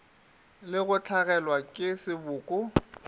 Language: Northern Sotho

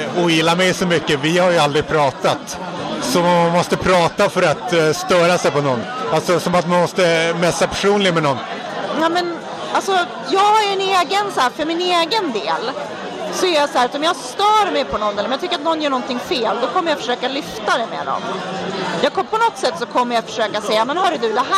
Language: Swedish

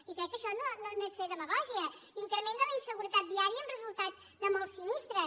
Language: Catalan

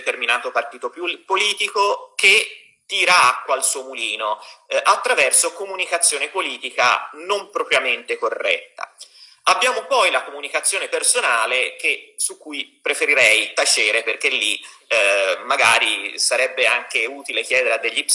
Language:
Italian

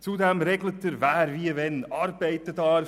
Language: Swiss German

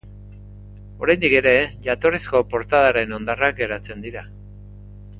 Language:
Basque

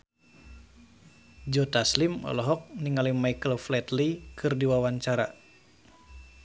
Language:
Sundanese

